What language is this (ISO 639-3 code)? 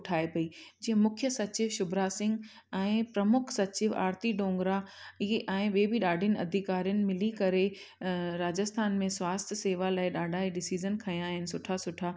snd